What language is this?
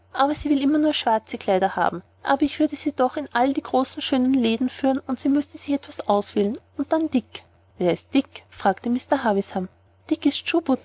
German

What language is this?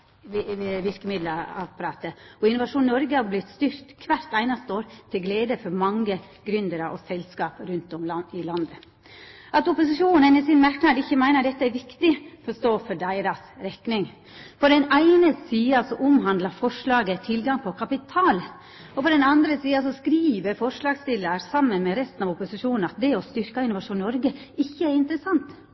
Norwegian Nynorsk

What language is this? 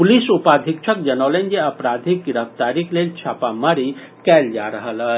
Maithili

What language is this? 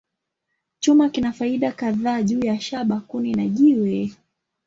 Swahili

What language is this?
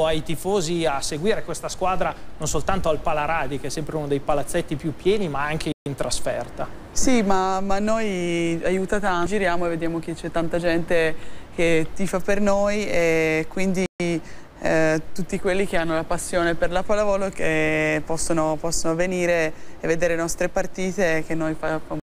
Italian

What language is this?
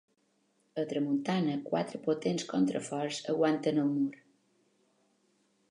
Catalan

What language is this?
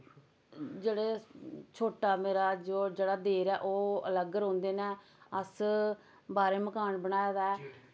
Dogri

